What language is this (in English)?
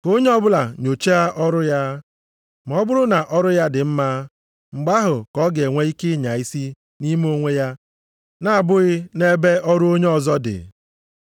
Igbo